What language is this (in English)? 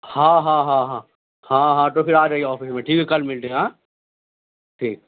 Urdu